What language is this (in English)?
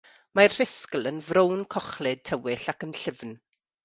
Welsh